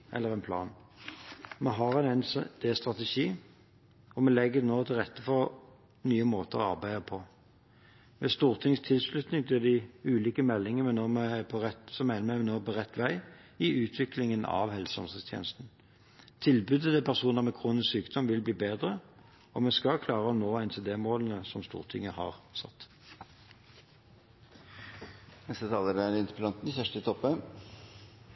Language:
Norwegian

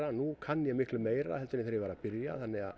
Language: Icelandic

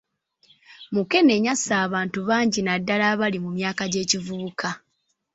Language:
Ganda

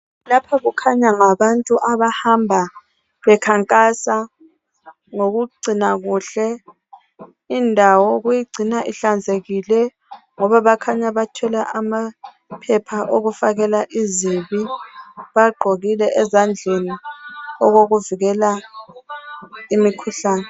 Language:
North Ndebele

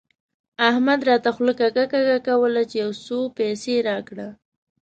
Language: Pashto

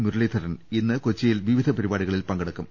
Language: Malayalam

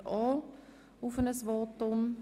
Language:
Swiss German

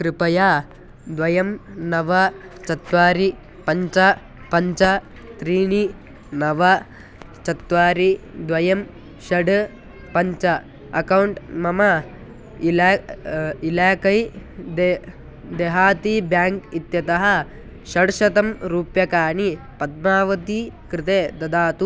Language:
Sanskrit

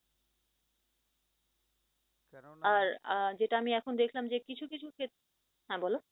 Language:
Bangla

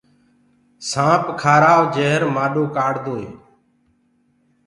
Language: Gurgula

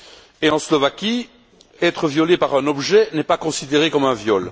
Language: French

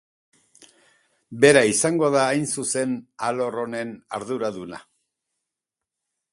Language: Basque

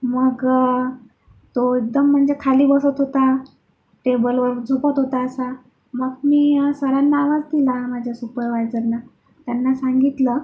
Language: Marathi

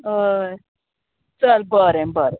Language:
Konkani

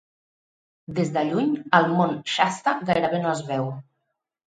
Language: Catalan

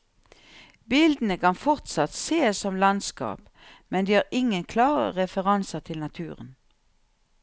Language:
Norwegian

